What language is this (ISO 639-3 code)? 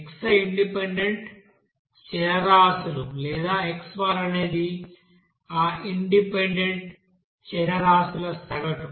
tel